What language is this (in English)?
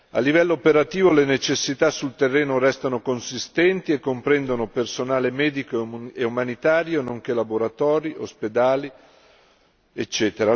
Italian